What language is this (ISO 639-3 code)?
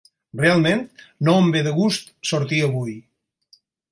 cat